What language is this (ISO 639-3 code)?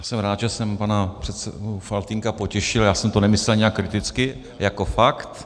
ces